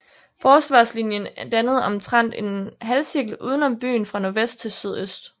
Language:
Danish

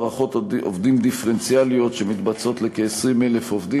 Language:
Hebrew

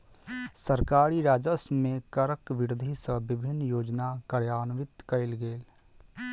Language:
Maithili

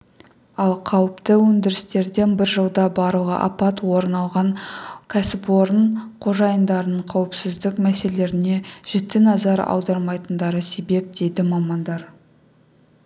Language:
Kazakh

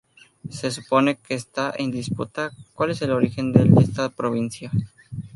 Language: Spanish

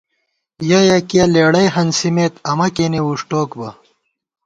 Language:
Gawar-Bati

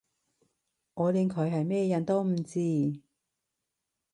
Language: Cantonese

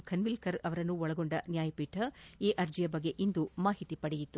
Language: Kannada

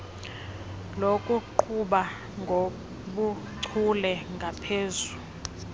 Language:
Xhosa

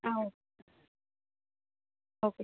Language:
Tamil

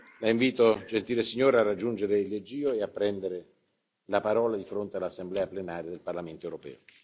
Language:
Italian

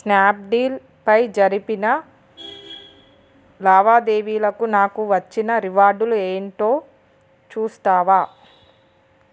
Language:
Telugu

